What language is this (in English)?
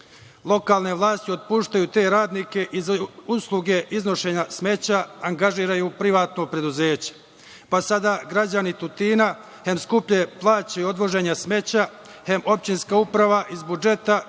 Serbian